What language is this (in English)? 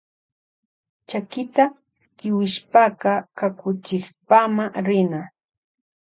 Loja Highland Quichua